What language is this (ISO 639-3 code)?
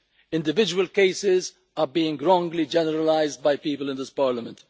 eng